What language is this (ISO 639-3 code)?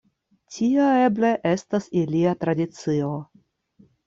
epo